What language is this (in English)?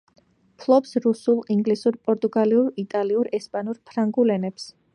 Georgian